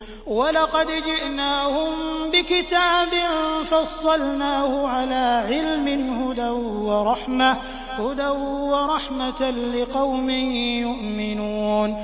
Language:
Arabic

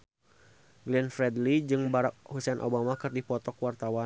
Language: Sundanese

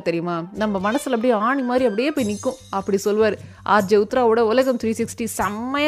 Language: Tamil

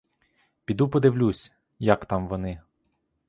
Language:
Ukrainian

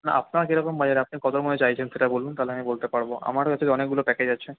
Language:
Bangla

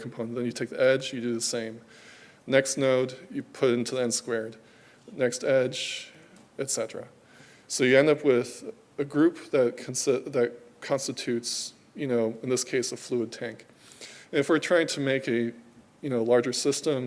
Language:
English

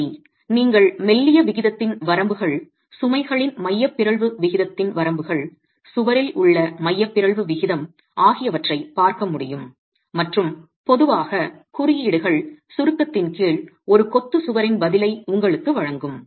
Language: Tamil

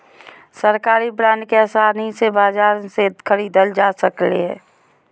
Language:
Magahi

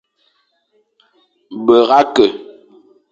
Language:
Fang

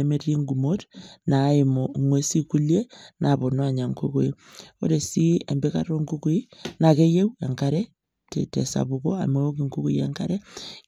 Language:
Masai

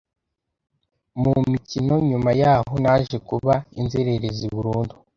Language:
Kinyarwanda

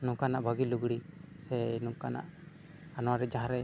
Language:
Santali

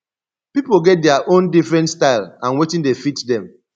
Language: Nigerian Pidgin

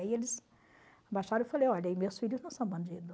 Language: Portuguese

